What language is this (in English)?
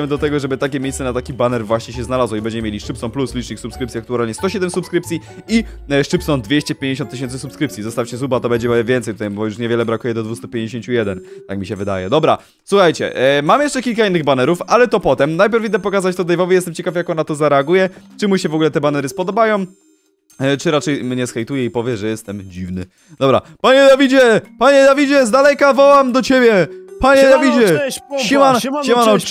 Polish